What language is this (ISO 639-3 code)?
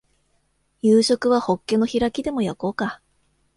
jpn